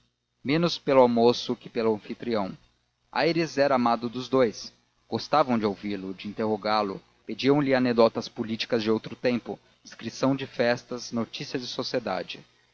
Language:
Portuguese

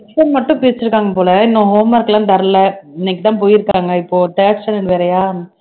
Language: Tamil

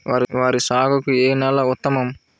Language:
Telugu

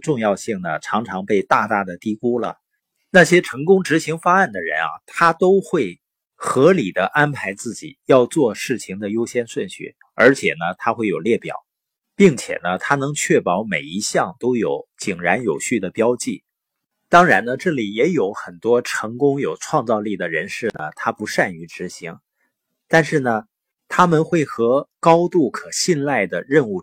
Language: Chinese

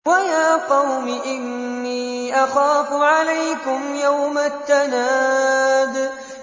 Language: Arabic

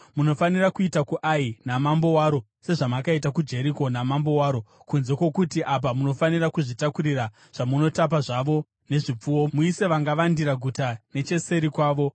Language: Shona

